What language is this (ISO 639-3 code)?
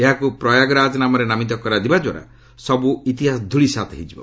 ori